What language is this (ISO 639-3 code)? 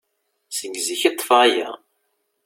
kab